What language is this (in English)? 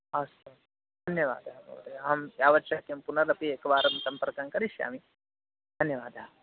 Sanskrit